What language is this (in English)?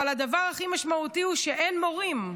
Hebrew